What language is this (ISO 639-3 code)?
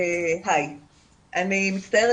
heb